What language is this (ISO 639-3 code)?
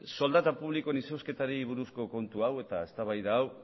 eus